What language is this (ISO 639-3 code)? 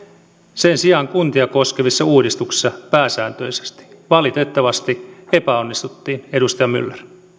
fin